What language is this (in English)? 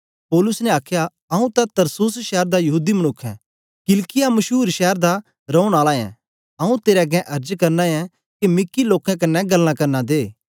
Dogri